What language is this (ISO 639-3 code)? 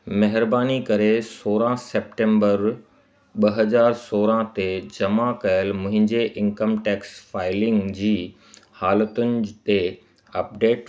snd